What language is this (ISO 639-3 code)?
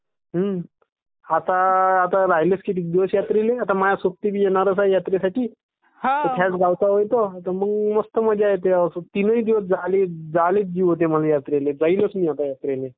mar